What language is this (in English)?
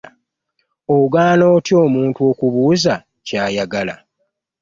Ganda